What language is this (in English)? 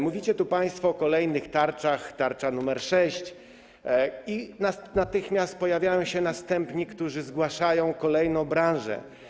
Polish